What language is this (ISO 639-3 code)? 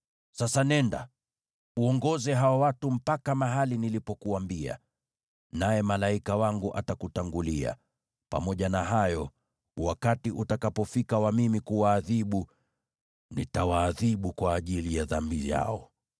swa